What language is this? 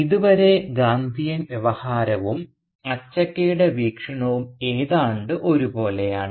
Malayalam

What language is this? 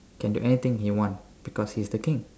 English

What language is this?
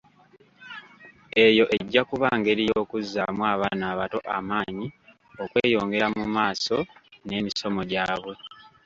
Ganda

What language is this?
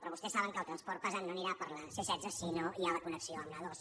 Catalan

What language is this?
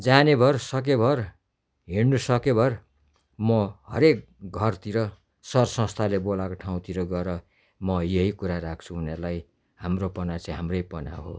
Nepali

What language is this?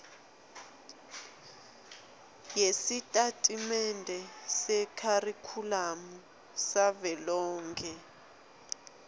Swati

